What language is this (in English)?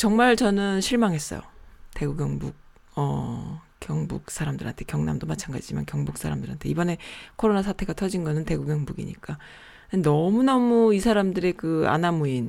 Korean